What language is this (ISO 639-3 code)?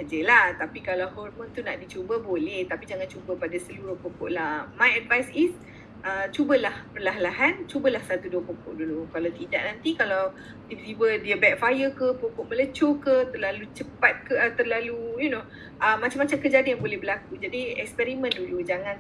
msa